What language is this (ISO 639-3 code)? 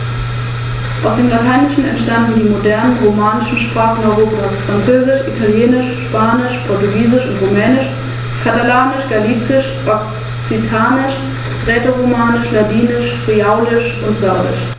deu